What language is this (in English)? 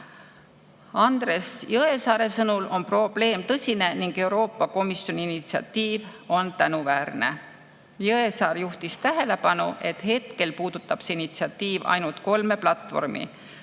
Estonian